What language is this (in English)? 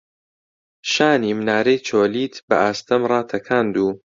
Central Kurdish